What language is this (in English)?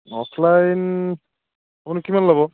Assamese